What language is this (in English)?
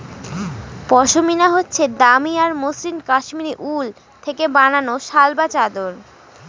Bangla